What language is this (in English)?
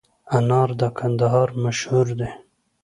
Pashto